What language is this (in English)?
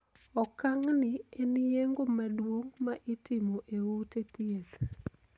Luo (Kenya and Tanzania)